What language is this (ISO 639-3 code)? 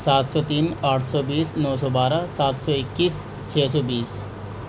urd